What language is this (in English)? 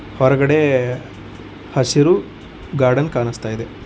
Kannada